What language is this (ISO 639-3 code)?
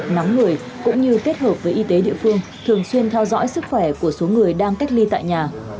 vie